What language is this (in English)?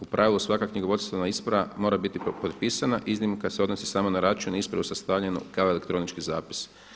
Croatian